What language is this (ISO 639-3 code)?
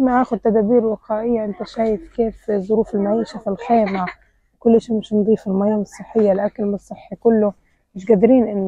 ara